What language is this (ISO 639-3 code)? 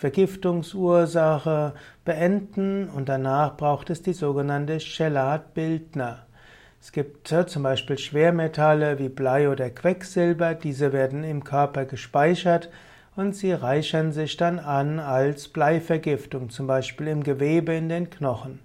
deu